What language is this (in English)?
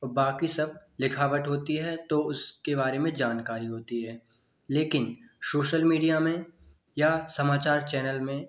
Hindi